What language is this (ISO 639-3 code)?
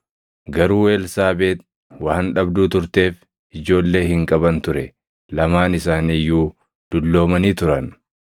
orm